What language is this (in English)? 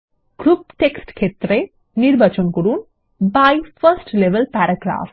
Bangla